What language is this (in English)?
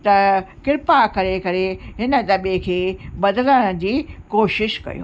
Sindhi